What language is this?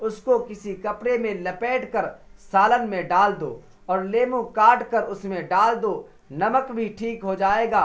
Urdu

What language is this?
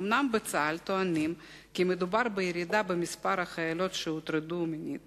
Hebrew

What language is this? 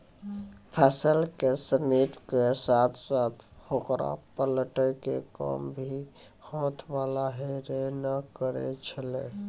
Maithili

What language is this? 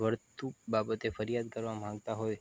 Gujarati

